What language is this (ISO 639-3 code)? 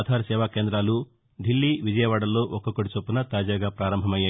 tel